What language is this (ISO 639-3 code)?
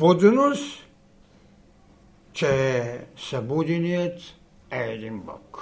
bul